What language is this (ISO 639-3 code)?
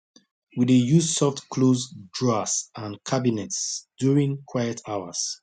pcm